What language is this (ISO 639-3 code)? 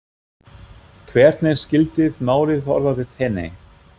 isl